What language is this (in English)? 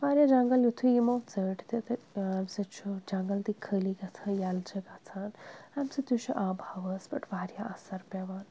Kashmiri